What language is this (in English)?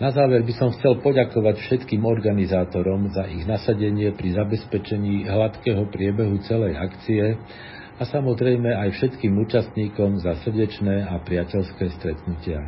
Slovak